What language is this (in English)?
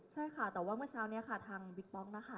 Thai